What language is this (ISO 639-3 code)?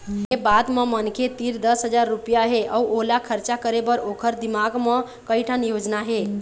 hne